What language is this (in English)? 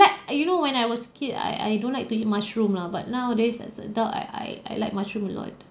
English